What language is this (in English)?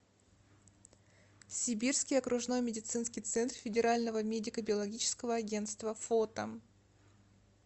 Russian